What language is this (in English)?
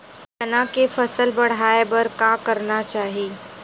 Chhattisgarhi